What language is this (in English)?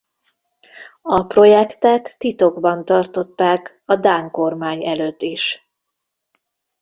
Hungarian